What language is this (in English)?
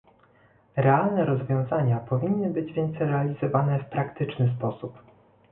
Polish